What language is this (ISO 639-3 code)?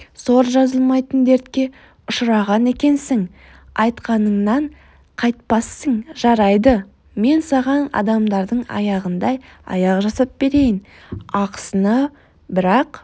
kaz